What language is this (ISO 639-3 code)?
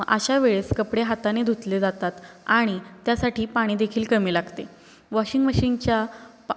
mar